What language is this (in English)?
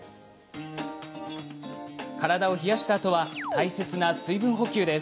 Japanese